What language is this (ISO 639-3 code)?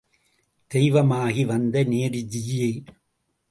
tam